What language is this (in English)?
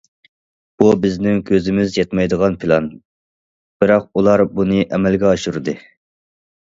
Uyghur